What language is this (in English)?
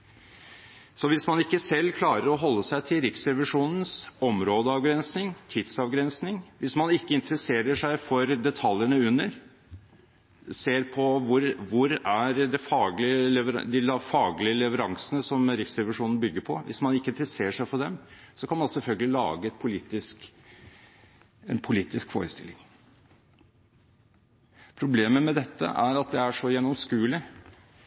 Norwegian Bokmål